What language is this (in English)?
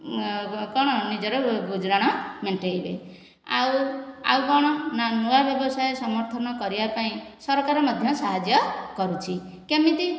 Odia